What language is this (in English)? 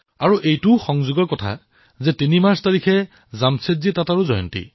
Assamese